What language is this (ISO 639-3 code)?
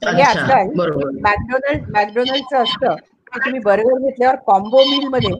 mar